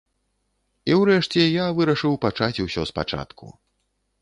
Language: Belarusian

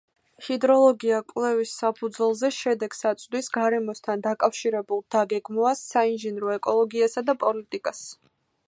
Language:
Georgian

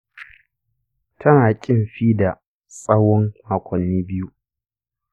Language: Hausa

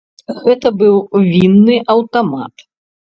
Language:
Belarusian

